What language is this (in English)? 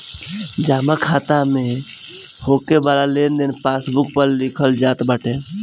Bhojpuri